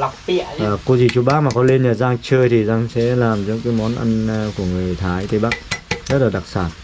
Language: Vietnamese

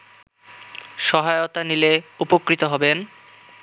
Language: Bangla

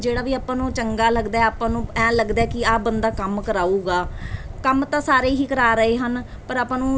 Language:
Punjabi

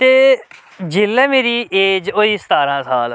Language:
Dogri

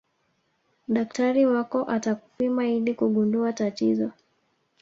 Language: Swahili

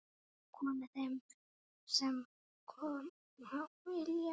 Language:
Icelandic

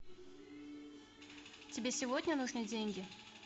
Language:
Russian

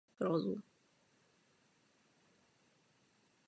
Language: Czech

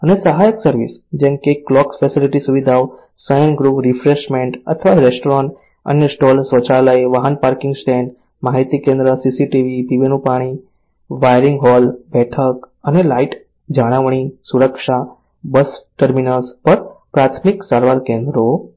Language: Gujarati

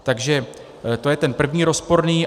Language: Czech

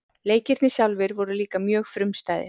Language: Icelandic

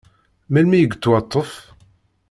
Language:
Kabyle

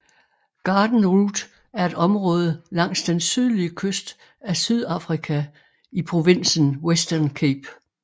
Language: Danish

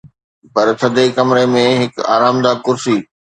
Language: Sindhi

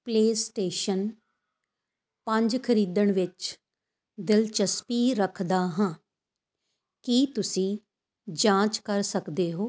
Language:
Punjabi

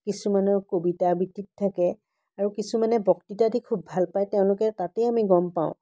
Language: Assamese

